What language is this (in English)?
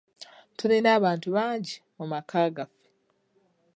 Ganda